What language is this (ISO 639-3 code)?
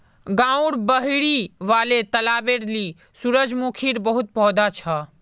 mag